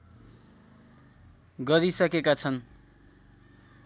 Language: Nepali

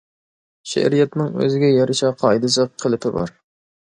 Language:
Uyghur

